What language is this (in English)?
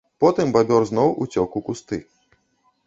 Belarusian